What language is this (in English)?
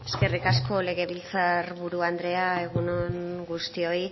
Basque